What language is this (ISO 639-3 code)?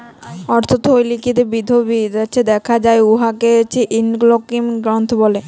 ben